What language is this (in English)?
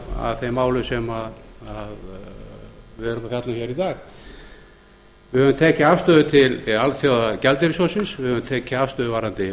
Icelandic